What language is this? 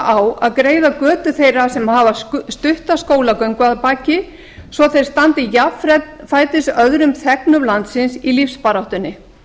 Icelandic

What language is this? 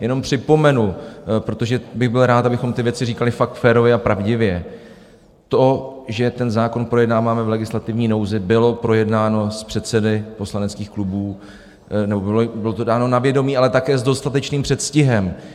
Czech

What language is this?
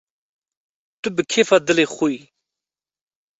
Kurdish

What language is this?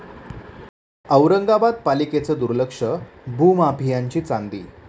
Marathi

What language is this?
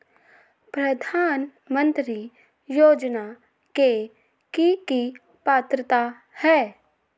Magahi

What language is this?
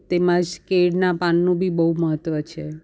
Gujarati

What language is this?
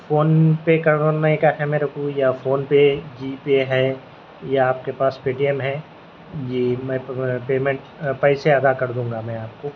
Urdu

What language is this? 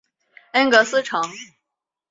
Chinese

